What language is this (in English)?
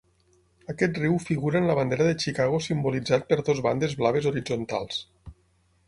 Catalan